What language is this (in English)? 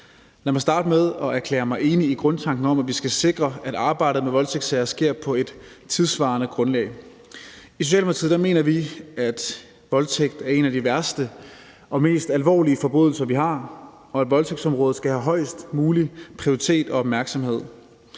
Danish